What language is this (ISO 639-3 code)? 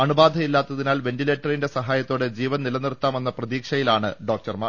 mal